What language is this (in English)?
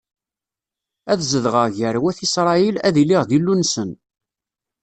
Kabyle